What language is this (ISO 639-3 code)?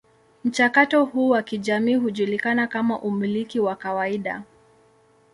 swa